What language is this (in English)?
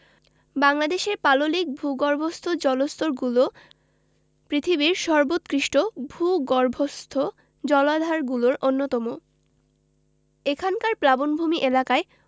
Bangla